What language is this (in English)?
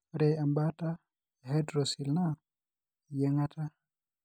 Masai